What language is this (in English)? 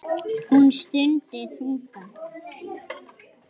Icelandic